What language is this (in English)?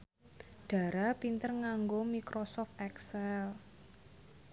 Javanese